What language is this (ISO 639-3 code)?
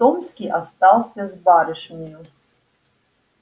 rus